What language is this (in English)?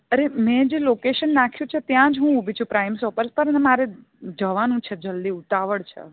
Gujarati